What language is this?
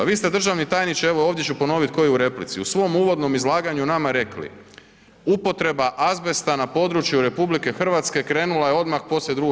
Croatian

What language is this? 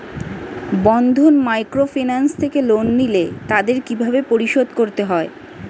Bangla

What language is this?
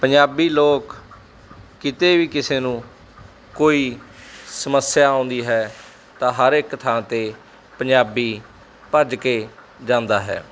Punjabi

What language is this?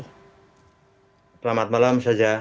Indonesian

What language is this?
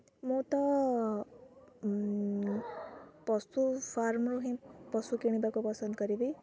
Odia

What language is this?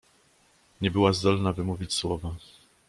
Polish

